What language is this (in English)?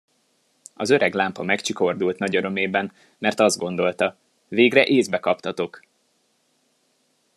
Hungarian